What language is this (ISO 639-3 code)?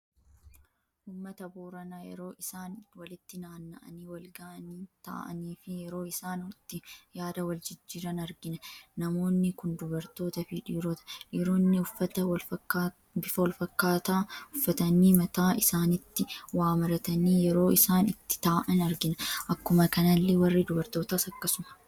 orm